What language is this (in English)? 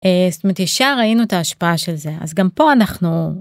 Hebrew